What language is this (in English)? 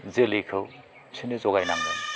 Bodo